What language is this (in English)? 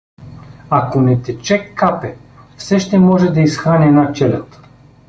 Bulgarian